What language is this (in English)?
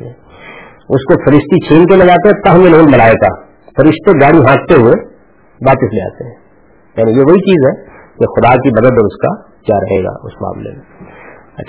Urdu